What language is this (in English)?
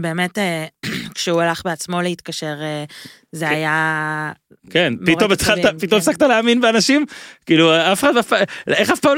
Hebrew